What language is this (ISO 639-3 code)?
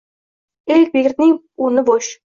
uzb